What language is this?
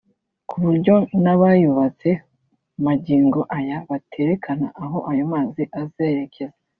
Kinyarwanda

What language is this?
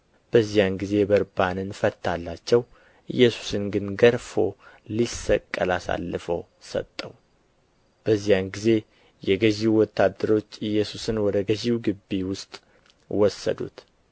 Amharic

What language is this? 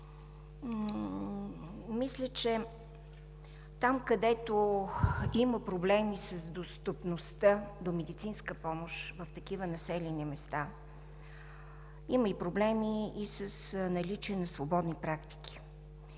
Bulgarian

